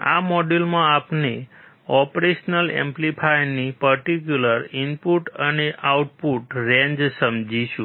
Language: Gujarati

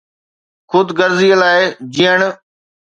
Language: Sindhi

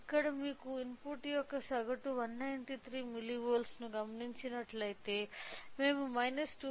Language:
Telugu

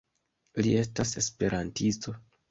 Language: Esperanto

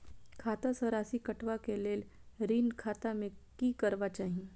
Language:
Maithili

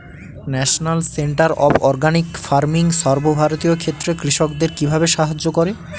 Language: Bangla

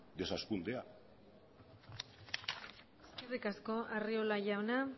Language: Basque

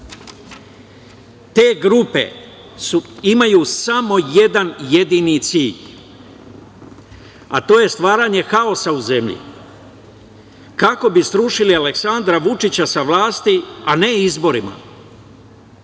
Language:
Serbian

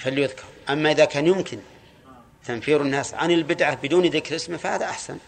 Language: Arabic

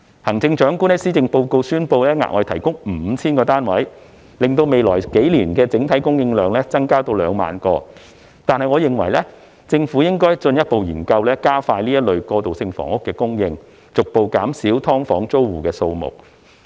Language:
Cantonese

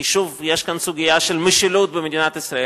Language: Hebrew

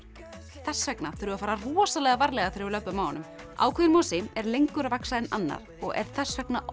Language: Icelandic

